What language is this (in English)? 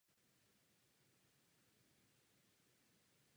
Czech